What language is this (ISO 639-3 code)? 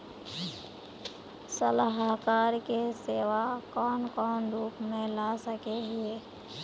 mag